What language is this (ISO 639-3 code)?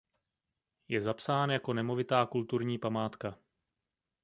ces